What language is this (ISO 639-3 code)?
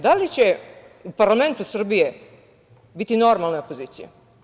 srp